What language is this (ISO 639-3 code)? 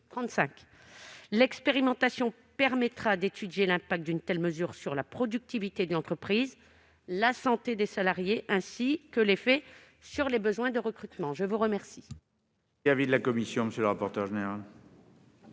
fra